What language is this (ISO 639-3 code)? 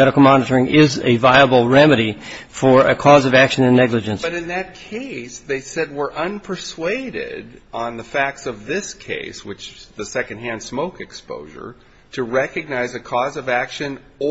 eng